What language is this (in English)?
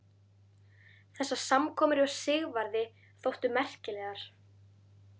Icelandic